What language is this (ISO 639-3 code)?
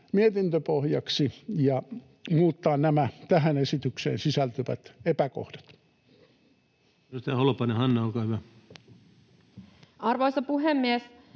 fin